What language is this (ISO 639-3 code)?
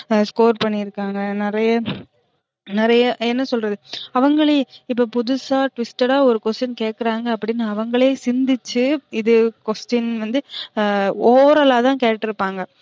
tam